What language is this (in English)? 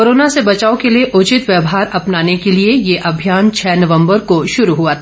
Hindi